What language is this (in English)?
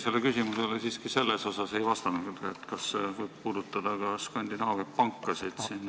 Estonian